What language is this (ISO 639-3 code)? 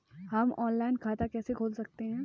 hin